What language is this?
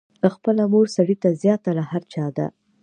Pashto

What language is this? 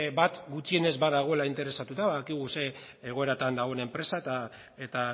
Basque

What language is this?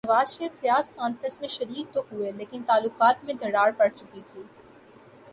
Urdu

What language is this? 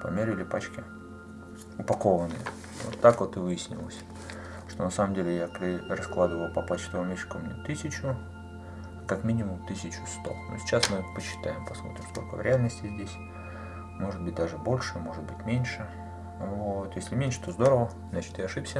Russian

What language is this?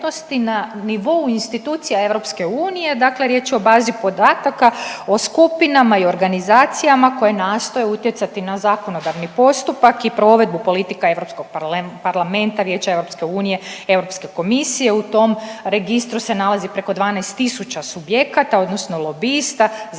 Croatian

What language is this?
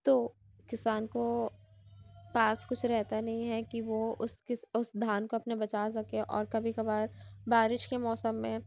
Urdu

